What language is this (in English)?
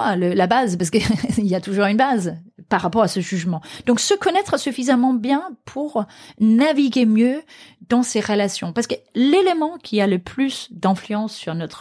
French